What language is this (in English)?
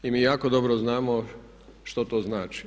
Croatian